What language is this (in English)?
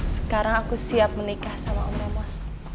Indonesian